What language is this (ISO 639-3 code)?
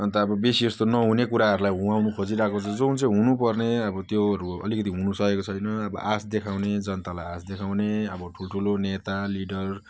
nep